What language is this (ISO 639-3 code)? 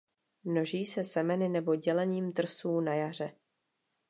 ces